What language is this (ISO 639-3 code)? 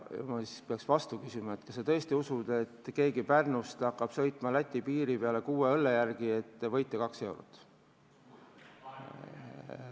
est